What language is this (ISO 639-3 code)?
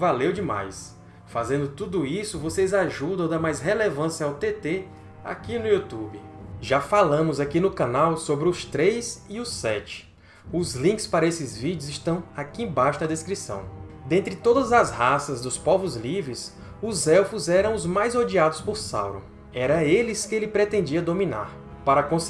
por